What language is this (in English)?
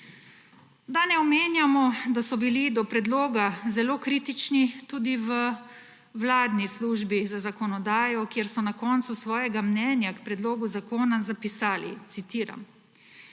Slovenian